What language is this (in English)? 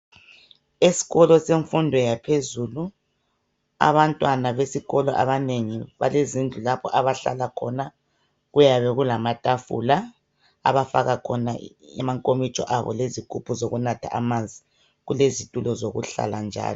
North Ndebele